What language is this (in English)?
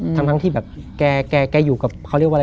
Thai